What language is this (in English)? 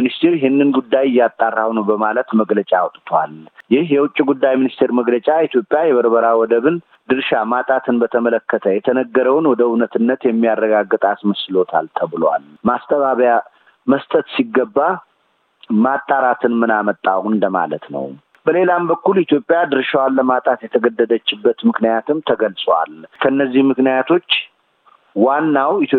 Amharic